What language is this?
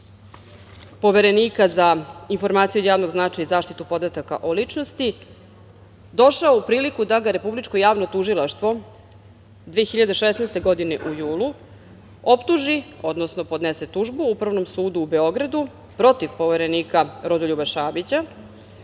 Serbian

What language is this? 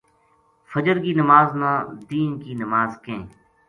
Gujari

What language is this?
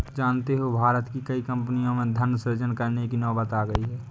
Hindi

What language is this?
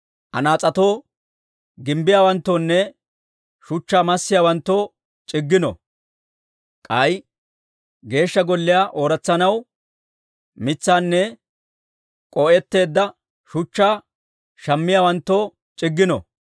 Dawro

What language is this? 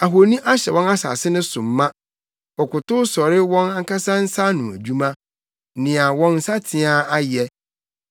Akan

